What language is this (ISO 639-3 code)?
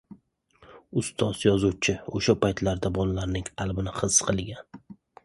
uzb